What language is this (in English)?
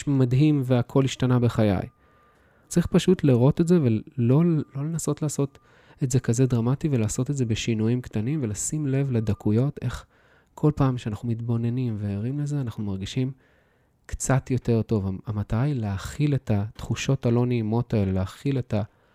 Hebrew